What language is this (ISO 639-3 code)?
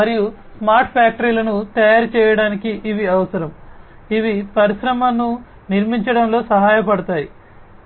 tel